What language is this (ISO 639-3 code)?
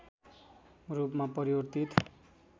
nep